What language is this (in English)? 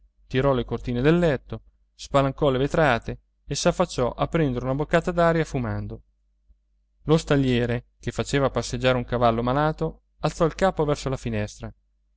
Italian